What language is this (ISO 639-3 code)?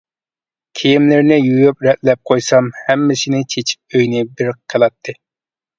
uig